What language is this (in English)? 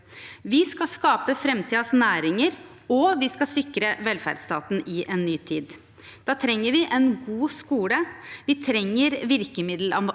Norwegian